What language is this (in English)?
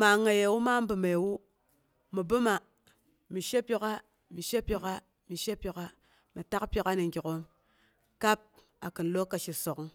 Boghom